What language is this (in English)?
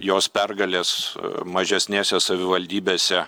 Lithuanian